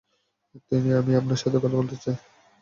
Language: Bangla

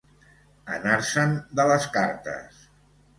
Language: Catalan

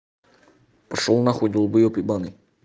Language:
Russian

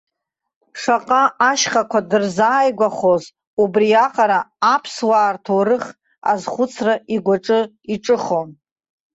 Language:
Abkhazian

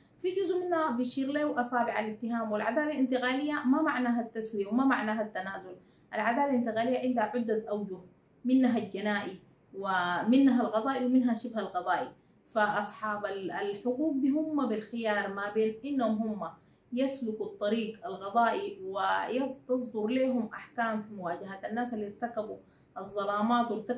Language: Arabic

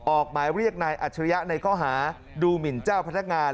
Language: Thai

